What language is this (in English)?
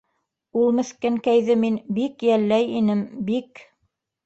Bashkir